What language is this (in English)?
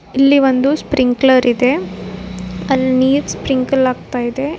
Kannada